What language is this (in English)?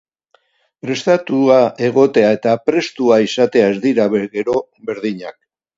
Basque